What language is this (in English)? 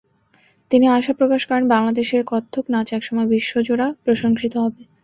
Bangla